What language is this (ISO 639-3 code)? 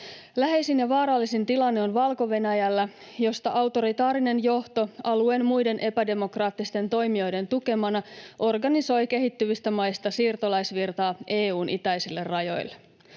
fin